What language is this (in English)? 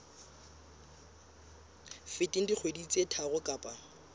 Southern Sotho